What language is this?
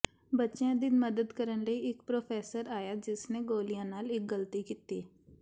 Punjabi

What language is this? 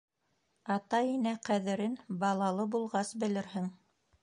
Bashkir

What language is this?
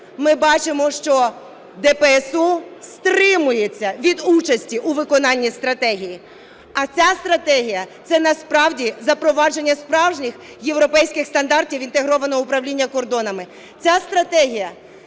Ukrainian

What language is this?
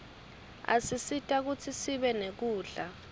Swati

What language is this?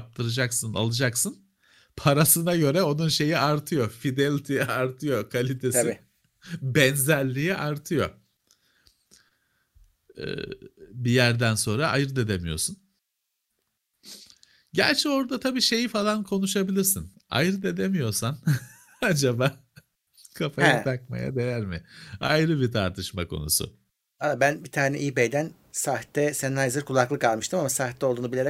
Turkish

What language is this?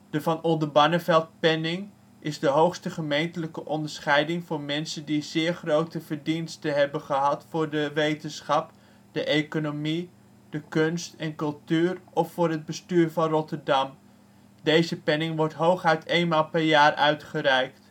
Dutch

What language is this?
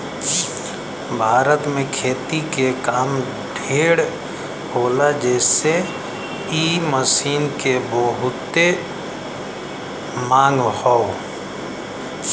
Bhojpuri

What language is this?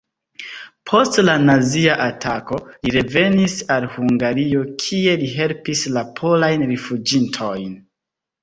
Esperanto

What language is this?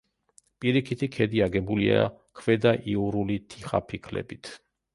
Georgian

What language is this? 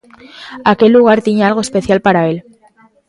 Galician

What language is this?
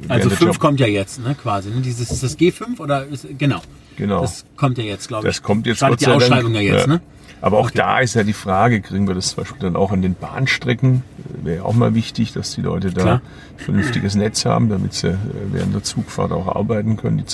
German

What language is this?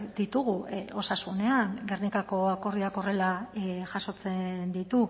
Basque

